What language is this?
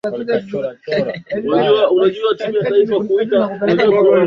Swahili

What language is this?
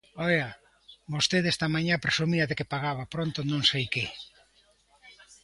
Galician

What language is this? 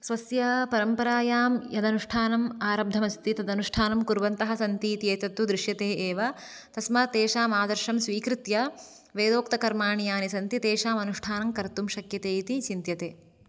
Sanskrit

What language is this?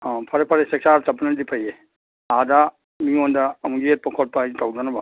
Manipuri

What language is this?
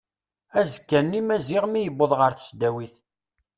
Kabyle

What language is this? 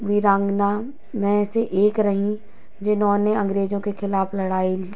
Hindi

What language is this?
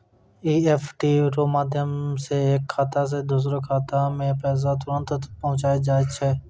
Maithili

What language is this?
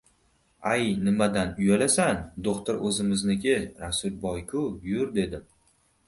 Uzbek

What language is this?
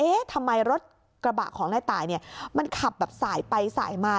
Thai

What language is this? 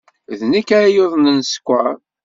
Kabyle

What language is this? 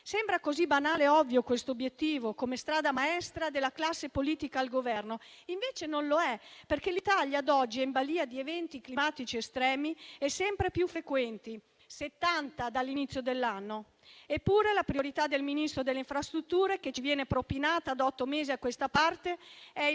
Italian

